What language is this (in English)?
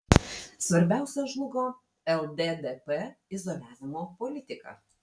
Lithuanian